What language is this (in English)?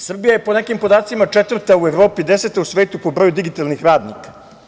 Serbian